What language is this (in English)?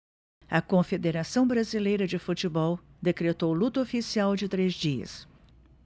Portuguese